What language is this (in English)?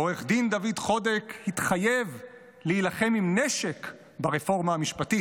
Hebrew